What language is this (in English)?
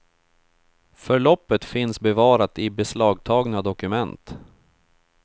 Swedish